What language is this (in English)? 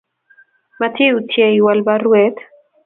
Kalenjin